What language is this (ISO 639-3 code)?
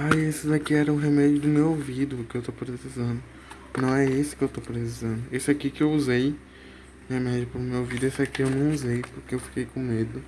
por